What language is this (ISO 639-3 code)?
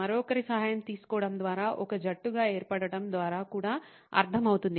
tel